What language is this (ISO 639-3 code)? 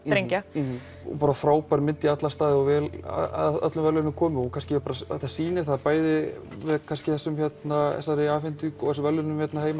isl